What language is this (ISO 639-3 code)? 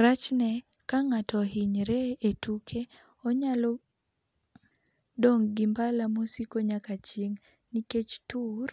luo